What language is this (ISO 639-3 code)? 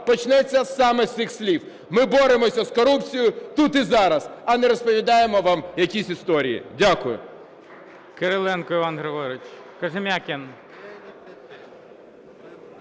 ukr